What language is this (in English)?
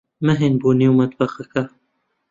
Central Kurdish